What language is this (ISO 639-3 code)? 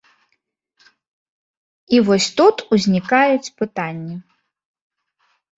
bel